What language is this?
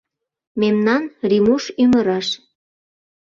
Mari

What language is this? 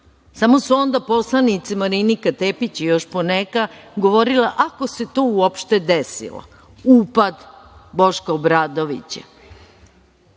Serbian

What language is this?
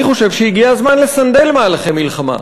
Hebrew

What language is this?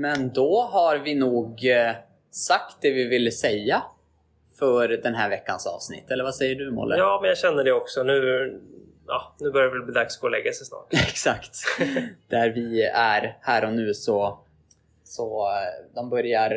Swedish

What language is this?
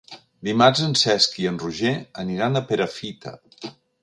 Catalan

